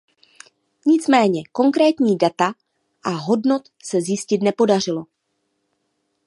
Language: Czech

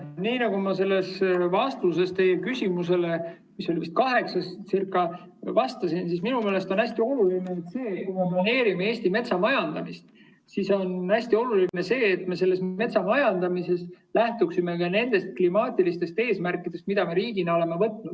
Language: Estonian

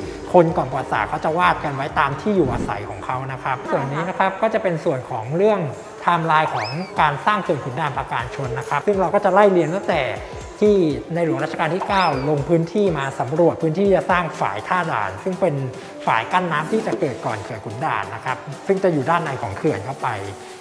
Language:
Thai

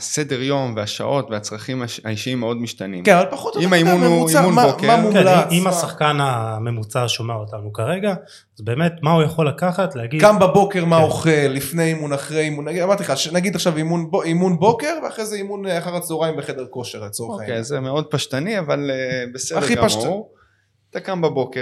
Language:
Hebrew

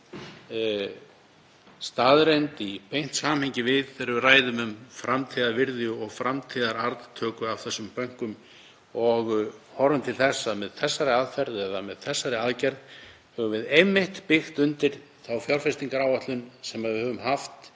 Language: Icelandic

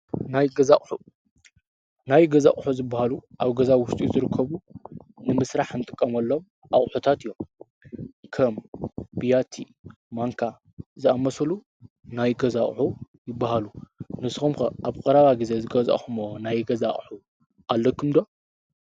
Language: Tigrinya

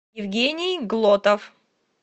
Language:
Russian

